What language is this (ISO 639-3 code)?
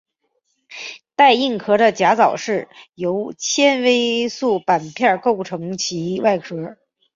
zho